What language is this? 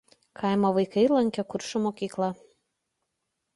Lithuanian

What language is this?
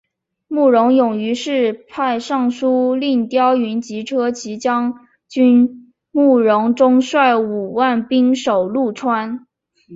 Chinese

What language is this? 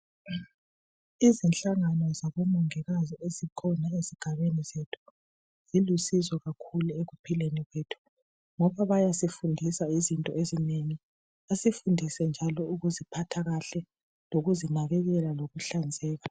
North Ndebele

